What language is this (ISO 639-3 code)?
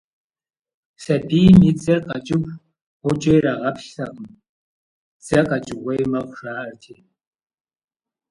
kbd